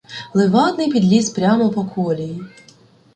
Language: Ukrainian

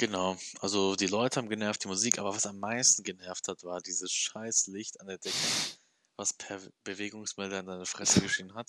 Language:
German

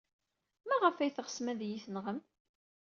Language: Kabyle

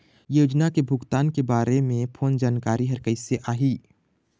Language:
Chhattisgarhi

